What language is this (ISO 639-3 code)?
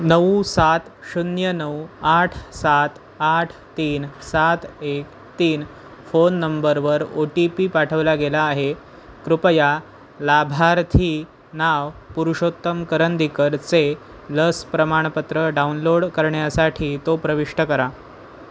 mar